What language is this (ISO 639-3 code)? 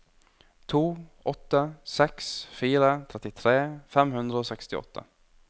nor